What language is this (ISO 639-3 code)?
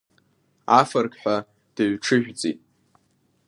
abk